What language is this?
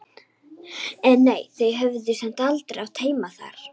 Icelandic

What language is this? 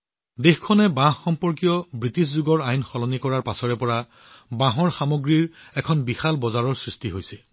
Assamese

